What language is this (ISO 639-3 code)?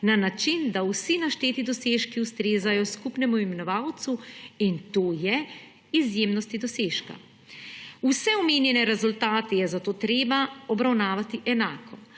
slv